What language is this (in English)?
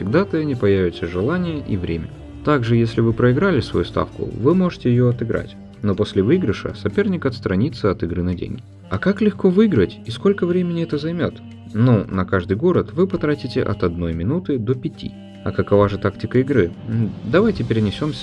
Russian